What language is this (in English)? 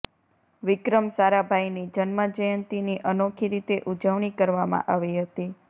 Gujarati